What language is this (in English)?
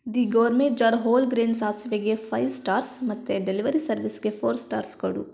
Kannada